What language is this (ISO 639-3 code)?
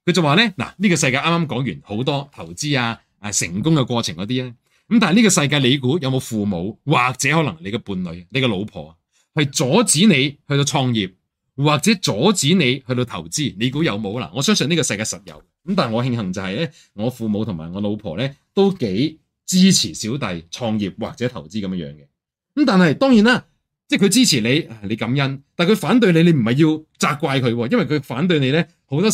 zho